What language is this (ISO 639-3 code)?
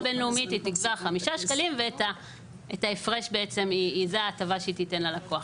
heb